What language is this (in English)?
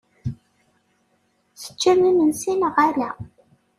Kabyle